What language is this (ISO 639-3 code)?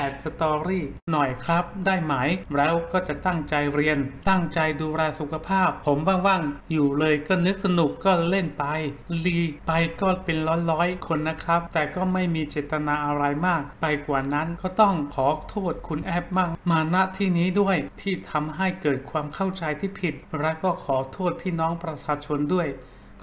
tha